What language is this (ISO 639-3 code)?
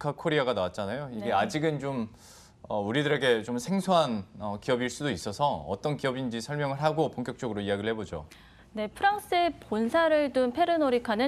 kor